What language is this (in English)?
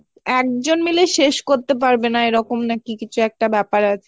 Bangla